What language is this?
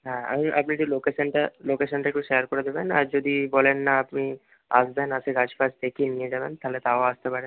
Bangla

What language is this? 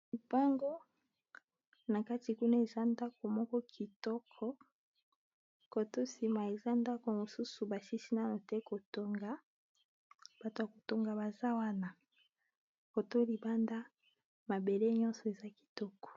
Lingala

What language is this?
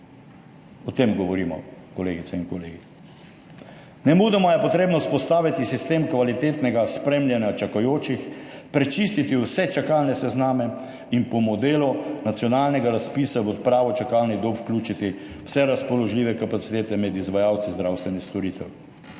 Slovenian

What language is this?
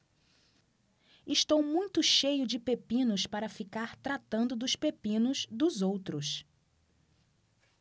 Portuguese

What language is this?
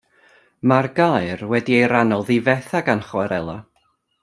Welsh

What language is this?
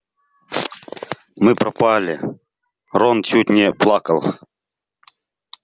Russian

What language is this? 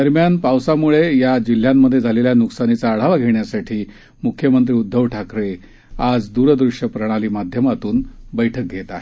Marathi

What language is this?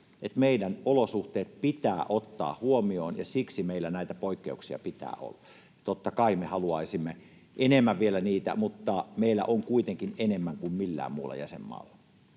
Finnish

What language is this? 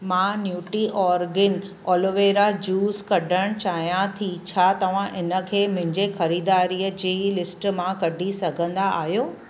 Sindhi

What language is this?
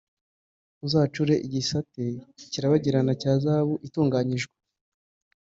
Kinyarwanda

